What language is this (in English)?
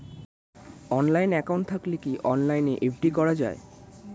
Bangla